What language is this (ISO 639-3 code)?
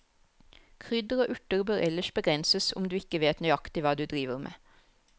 nor